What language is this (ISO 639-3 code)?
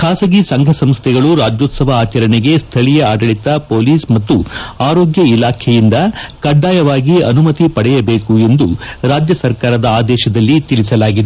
kan